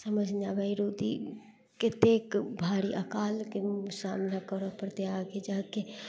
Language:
Maithili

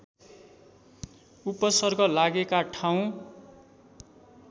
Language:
Nepali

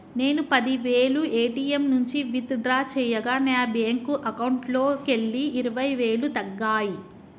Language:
Telugu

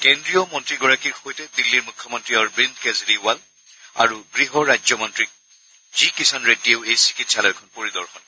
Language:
Assamese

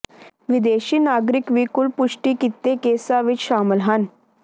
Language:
Punjabi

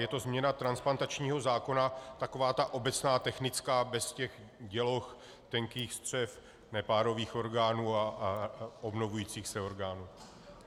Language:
Czech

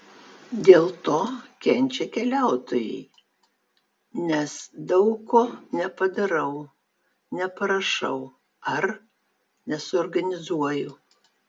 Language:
Lithuanian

